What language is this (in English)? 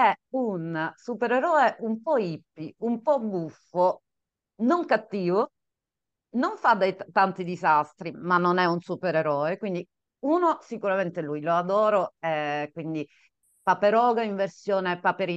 Italian